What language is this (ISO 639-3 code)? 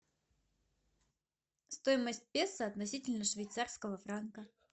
rus